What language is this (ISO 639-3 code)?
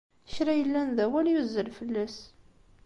kab